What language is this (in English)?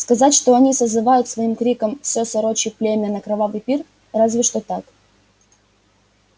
Russian